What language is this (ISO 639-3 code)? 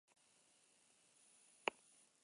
eus